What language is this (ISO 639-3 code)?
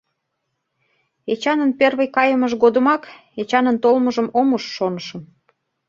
chm